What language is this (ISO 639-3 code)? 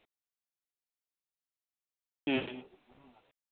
sat